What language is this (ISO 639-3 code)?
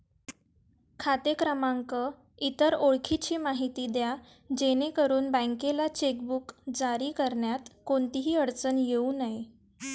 mar